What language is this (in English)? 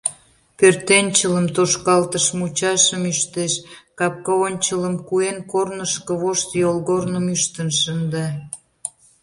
Mari